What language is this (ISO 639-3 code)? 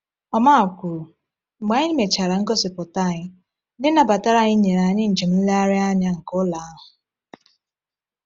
ibo